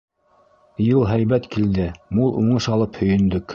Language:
Bashkir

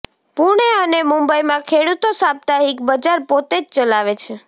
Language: Gujarati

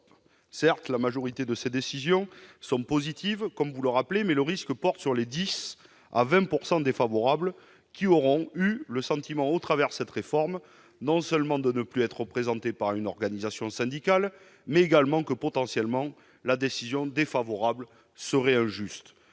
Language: French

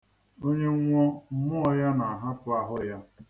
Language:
Igbo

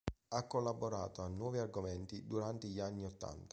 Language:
Italian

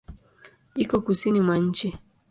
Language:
Swahili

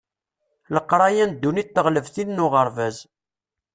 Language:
Kabyle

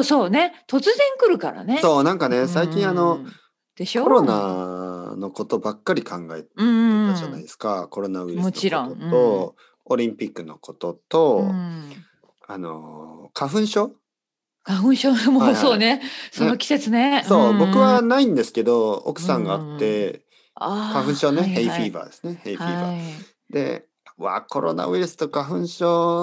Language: Japanese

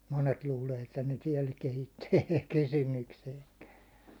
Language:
Finnish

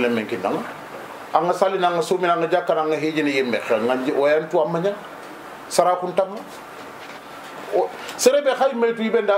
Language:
Arabic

